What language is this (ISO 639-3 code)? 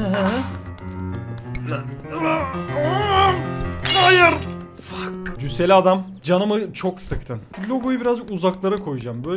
tur